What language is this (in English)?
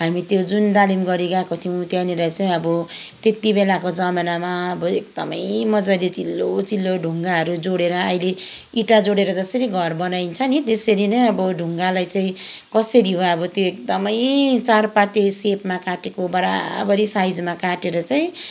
Nepali